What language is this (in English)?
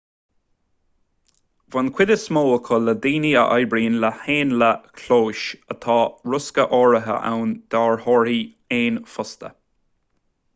Irish